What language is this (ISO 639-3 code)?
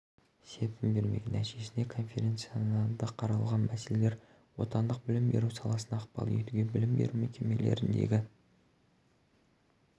kaz